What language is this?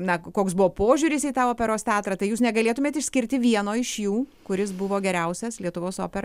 Lithuanian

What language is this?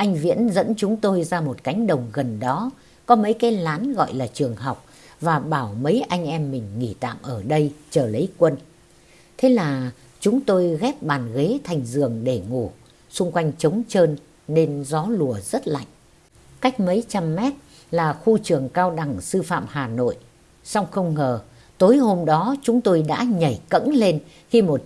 Vietnamese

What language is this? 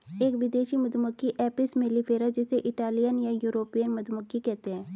Hindi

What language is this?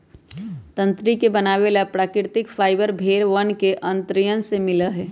Magahi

